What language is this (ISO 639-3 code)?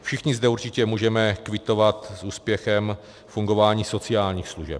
ces